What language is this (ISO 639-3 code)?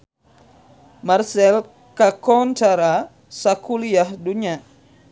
sun